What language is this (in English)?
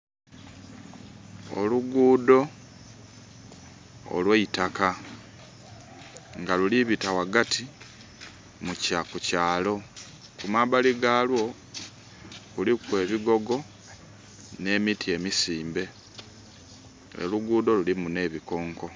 Soga